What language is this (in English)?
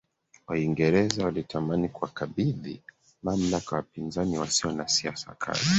Swahili